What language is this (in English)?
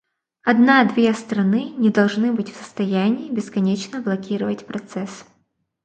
Russian